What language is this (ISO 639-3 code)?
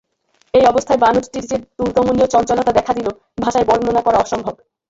ben